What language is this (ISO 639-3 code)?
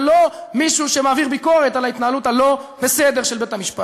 heb